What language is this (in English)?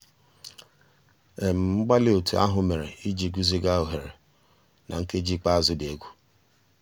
Igbo